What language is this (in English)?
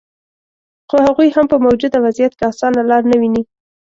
Pashto